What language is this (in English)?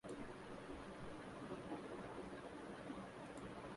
Urdu